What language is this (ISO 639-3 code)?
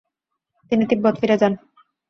ben